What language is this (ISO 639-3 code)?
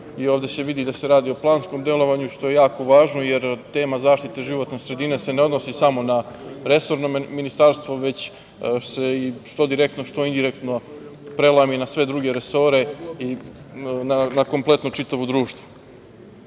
srp